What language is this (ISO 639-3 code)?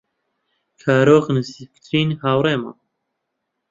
ckb